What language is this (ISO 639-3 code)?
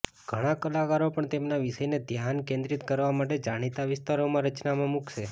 guj